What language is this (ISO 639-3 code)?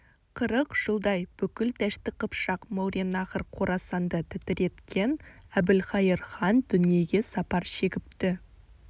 kaz